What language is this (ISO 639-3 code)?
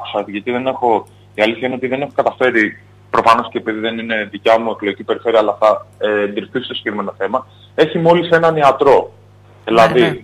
ell